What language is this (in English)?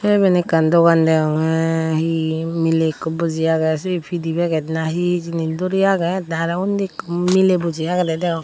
Chakma